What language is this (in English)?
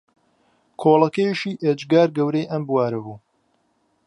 Central Kurdish